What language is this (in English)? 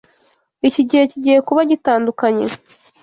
Kinyarwanda